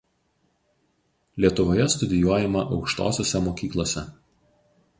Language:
Lithuanian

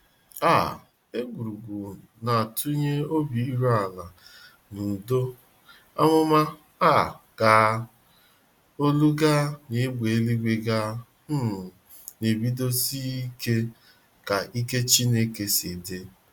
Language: Igbo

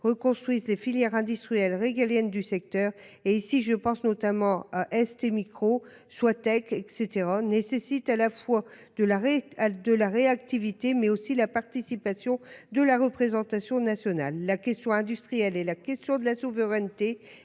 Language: French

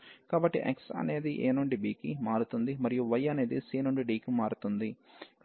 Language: Telugu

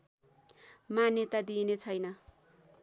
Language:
Nepali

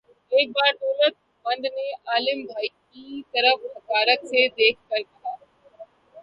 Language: Urdu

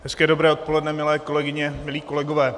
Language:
Czech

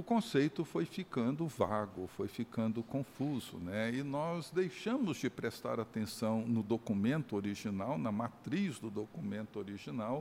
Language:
Portuguese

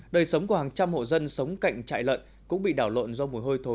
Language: Vietnamese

